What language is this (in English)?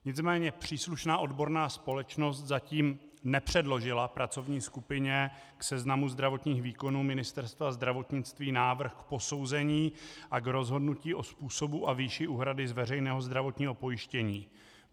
Czech